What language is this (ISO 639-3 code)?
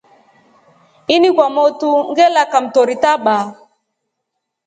rof